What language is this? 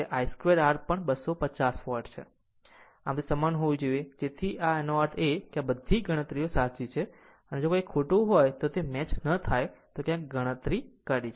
Gujarati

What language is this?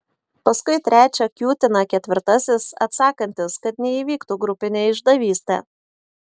Lithuanian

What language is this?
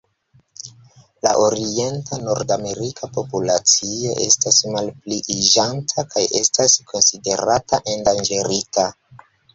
Esperanto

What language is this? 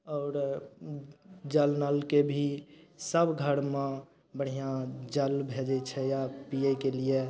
Maithili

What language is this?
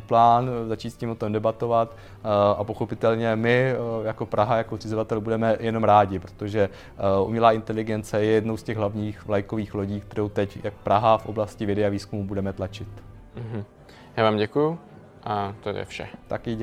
Czech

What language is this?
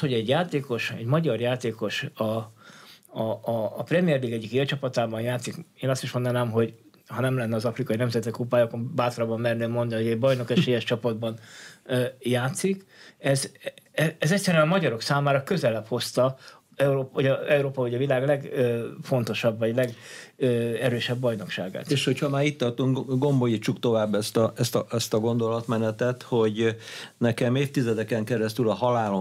Hungarian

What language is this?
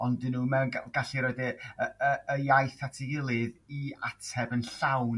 Welsh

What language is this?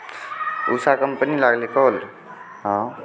Maithili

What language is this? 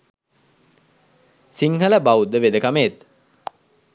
Sinhala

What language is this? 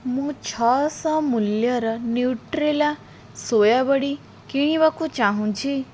Odia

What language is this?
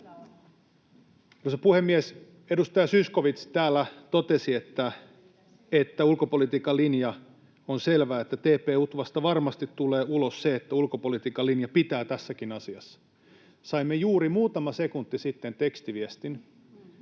Finnish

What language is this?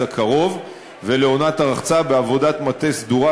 Hebrew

